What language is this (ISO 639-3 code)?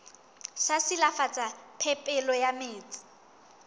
sot